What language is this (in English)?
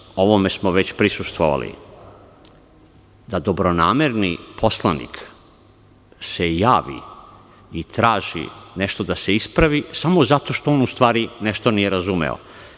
Serbian